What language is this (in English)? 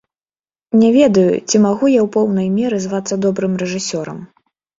Belarusian